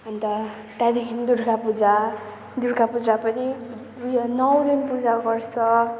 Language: Nepali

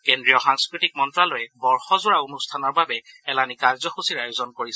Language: Assamese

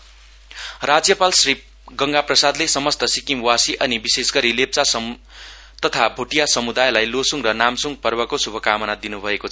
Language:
Nepali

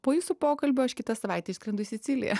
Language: Lithuanian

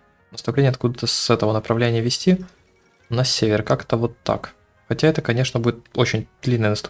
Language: Russian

